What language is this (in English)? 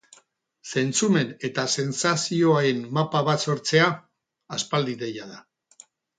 Basque